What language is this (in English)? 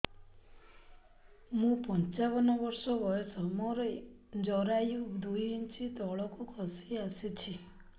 Odia